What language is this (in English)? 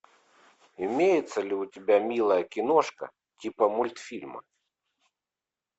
Russian